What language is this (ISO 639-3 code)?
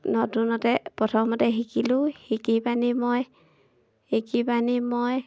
asm